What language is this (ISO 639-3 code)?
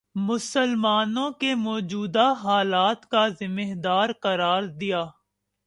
urd